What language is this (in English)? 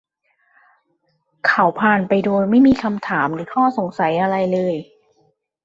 Thai